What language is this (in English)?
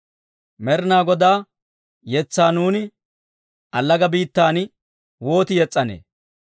Dawro